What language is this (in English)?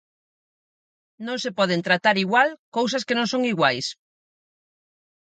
Galician